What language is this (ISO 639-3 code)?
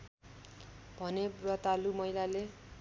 nep